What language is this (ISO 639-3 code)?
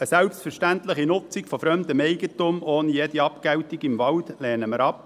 gsw